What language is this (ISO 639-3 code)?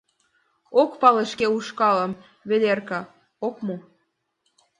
chm